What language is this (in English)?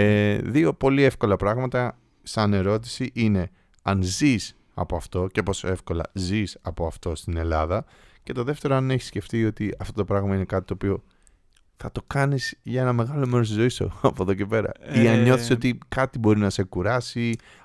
Greek